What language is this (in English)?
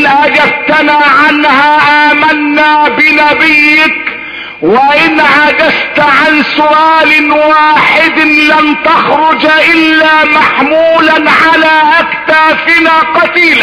Arabic